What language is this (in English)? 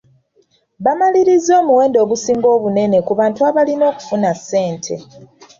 Ganda